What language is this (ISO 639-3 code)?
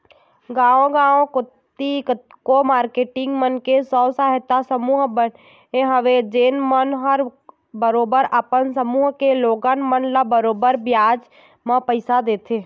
hne